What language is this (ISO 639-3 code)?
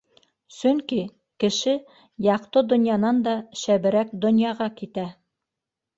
bak